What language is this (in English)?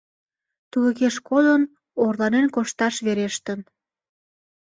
Mari